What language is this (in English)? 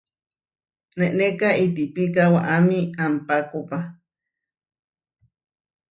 Huarijio